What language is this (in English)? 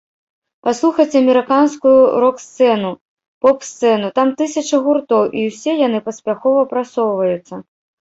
Belarusian